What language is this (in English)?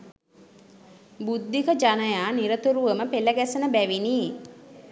Sinhala